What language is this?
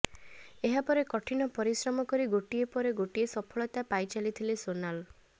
Odia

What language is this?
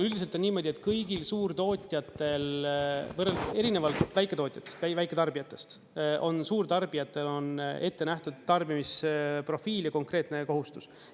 Estonian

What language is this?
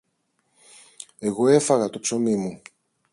Greek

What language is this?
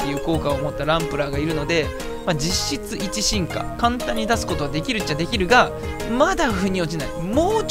Japanese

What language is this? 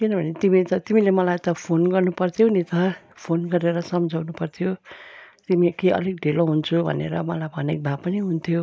Nepali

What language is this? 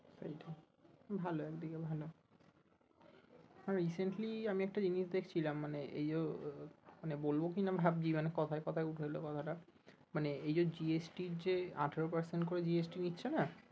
Bangla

